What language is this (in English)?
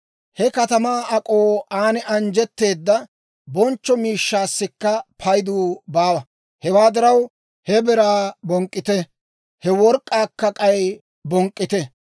Dawro